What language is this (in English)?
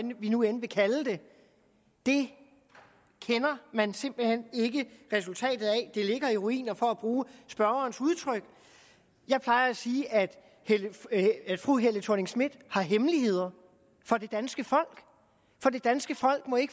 Danish